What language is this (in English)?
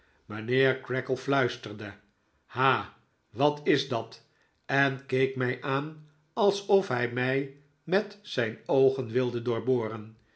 Dutch